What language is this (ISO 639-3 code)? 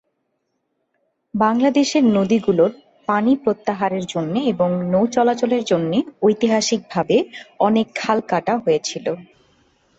ben